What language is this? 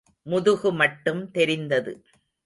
Tamil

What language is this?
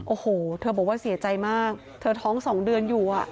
Thai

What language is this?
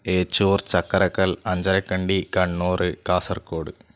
Malayalam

